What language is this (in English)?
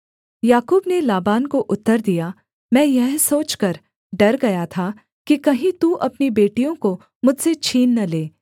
Hindi